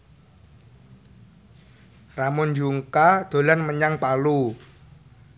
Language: Javanese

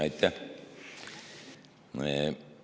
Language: Estonian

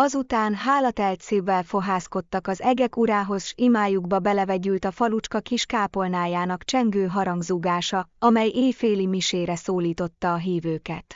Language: Hungarian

